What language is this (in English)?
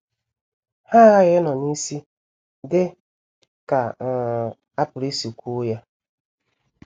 Igbo